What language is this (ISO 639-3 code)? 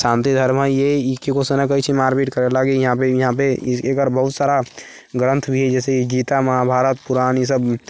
mai